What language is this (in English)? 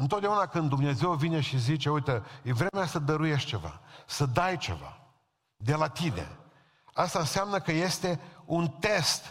Romanian